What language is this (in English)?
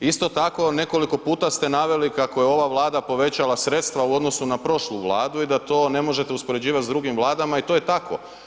Croatian